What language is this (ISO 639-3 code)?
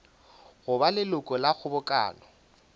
nso